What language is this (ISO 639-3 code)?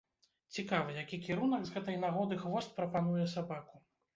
bel